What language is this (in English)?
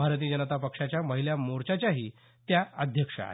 Marathi